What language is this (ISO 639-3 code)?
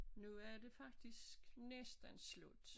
dan